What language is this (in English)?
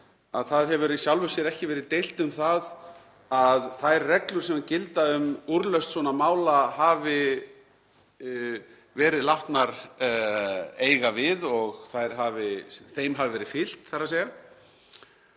Icelandic